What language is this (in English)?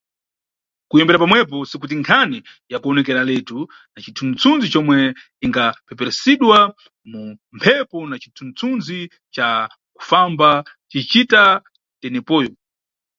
Nyungwe